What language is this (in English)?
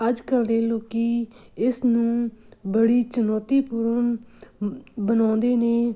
Punjabi